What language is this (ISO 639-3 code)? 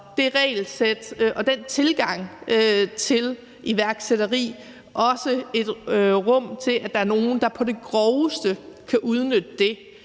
dan